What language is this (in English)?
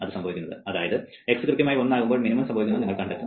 Malayalam